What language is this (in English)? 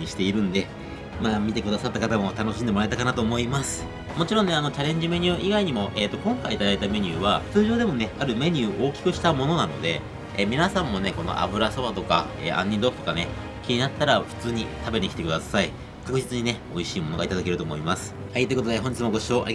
Japanese